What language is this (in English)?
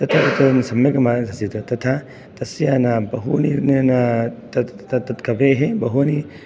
Sanskrit